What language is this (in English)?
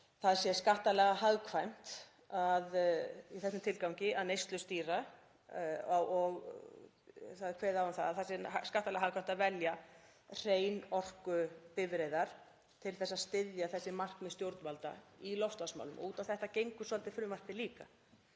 Icelandic